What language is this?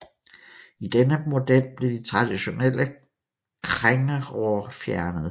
Danish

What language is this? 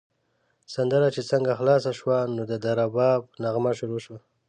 Pashto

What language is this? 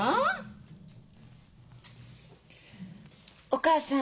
Japanese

